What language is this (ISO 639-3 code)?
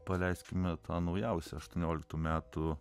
lit